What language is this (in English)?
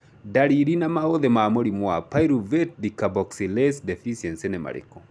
Kikuyu